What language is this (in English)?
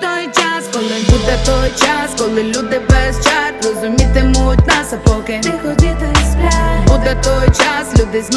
Ukrainian